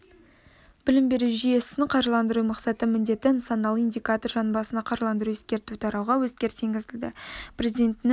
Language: Kazakh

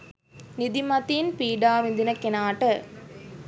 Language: Sinhala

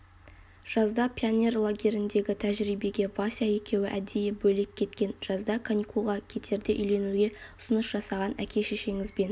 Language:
Kazakh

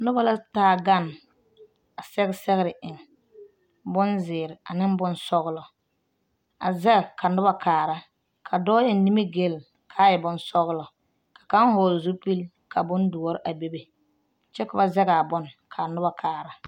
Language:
Southern Dagaare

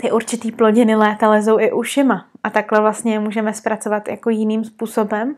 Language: Czech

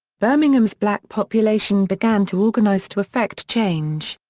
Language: English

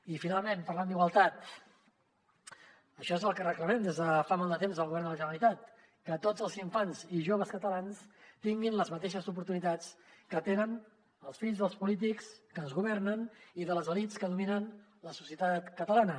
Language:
Catalan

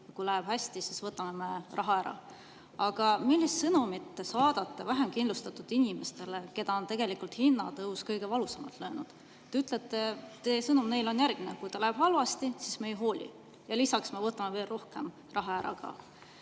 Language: Estonian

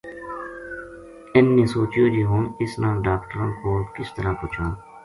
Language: Gujari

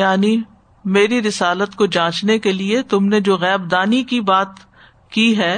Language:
Urdu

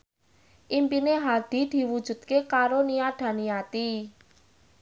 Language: Javanese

